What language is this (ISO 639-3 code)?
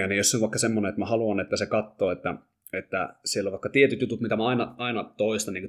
fin